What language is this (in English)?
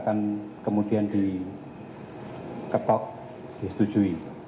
Indonesian